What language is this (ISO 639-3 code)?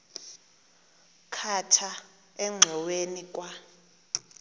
xho